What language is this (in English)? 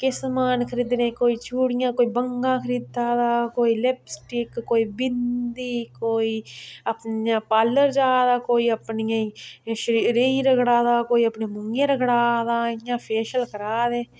Dogri